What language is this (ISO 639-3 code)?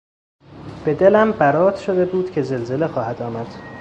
fas